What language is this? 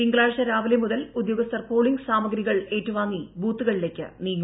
Malayalam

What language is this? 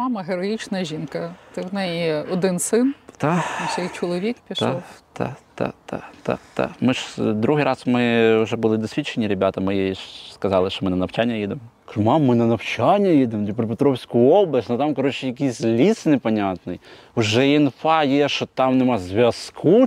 Ukrainian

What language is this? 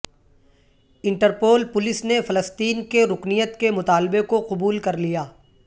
Urdu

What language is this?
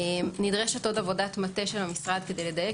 Hebrew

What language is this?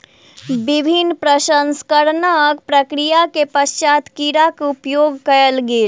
Maithili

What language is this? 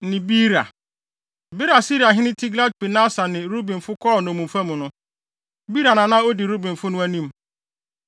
Akan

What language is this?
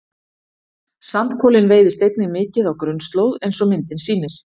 Icelandic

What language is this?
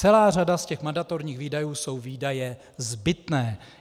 Czech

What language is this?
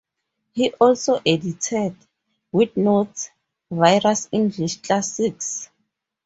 English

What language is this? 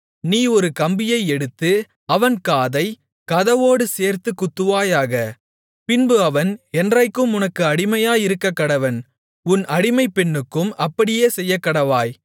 Tamil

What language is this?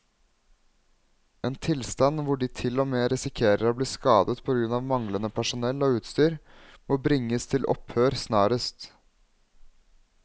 Norwegian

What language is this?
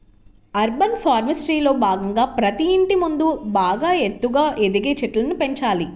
Telugu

